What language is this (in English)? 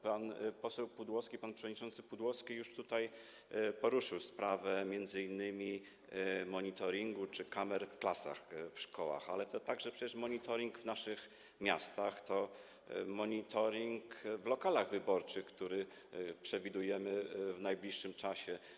Polish